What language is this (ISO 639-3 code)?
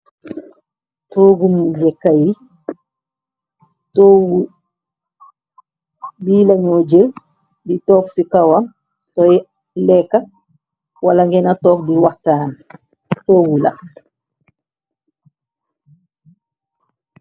wol